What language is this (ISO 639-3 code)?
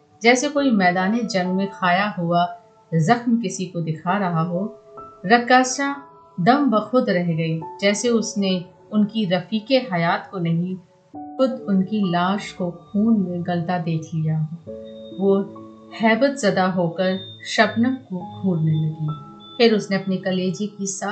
hin